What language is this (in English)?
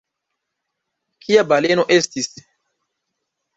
Esperanto